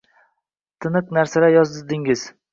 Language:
Uzbek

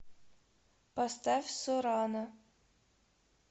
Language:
Russian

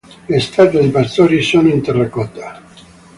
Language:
Italian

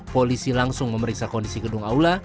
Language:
Indonesian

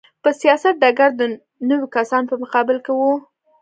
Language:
Pashto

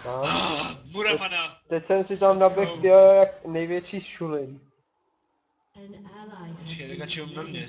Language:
Czech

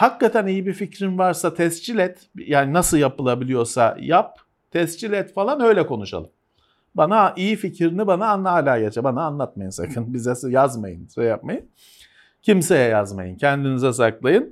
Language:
Turkish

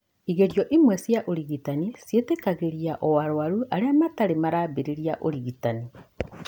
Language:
Kikuyu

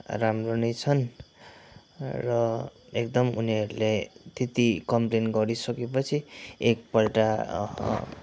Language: Nepali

